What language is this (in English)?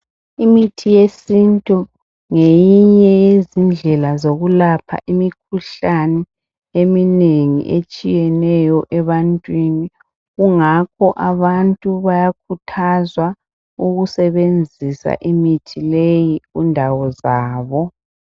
North Ndebele